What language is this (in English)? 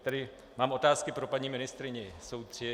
Czech